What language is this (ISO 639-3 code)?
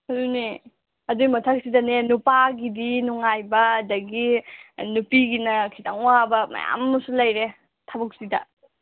mni